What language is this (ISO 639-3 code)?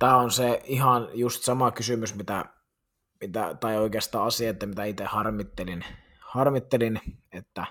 fin